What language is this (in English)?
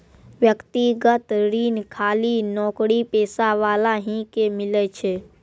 Maithili